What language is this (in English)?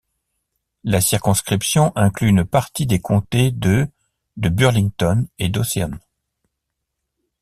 French